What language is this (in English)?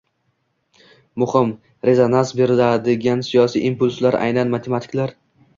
Uzbek